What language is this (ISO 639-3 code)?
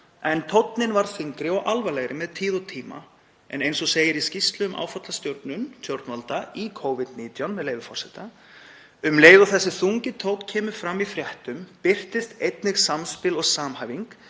isl